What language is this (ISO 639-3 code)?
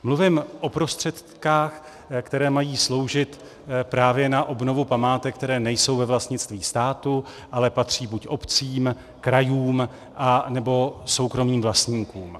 ces